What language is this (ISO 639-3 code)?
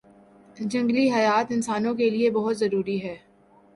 urd